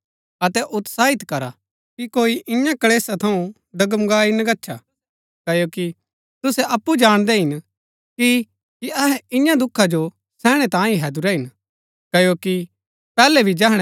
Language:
Gaddi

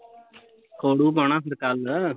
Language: Punjabi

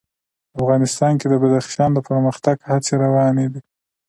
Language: Pashto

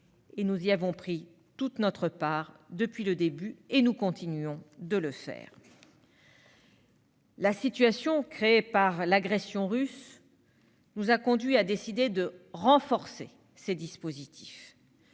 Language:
French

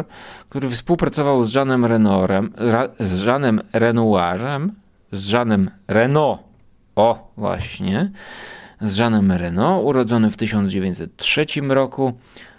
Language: Polish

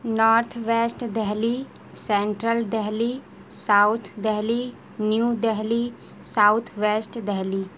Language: Urdu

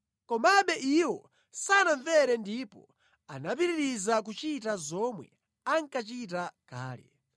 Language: Nyanja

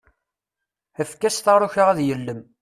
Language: Kabyle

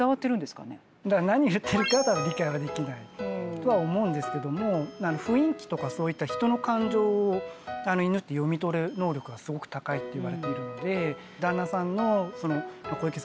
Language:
Japanese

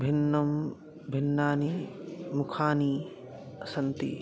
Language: Sanskrit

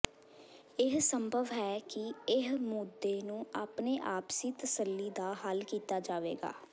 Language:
Punjabi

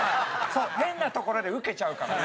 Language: Japanese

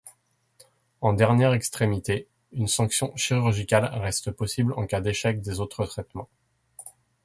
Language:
French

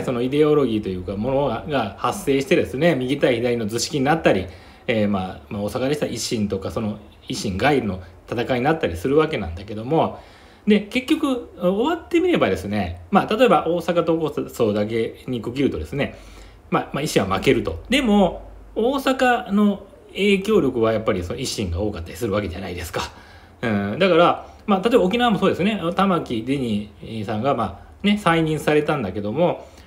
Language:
Japanese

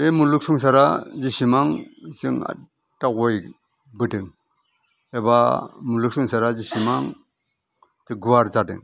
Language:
Bodo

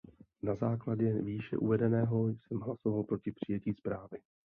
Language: Czech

